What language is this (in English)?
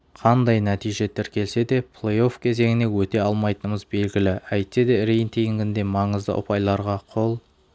Kazakh